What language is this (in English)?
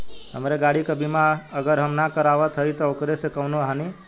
Bhojpuri